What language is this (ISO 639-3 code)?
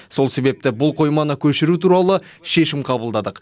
kaz